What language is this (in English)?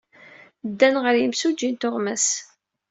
Kabyle